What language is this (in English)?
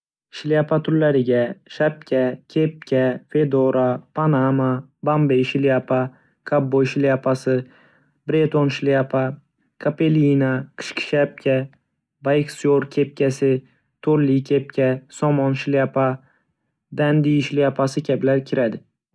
Uzbek